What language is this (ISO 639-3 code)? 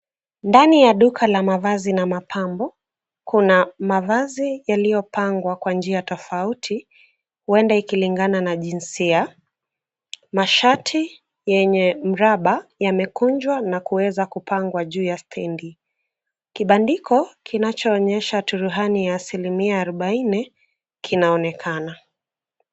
swa